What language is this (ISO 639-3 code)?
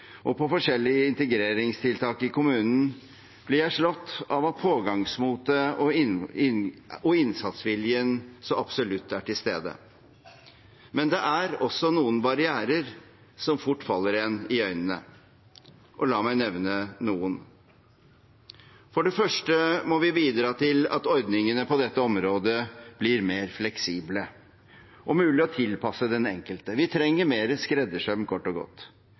nob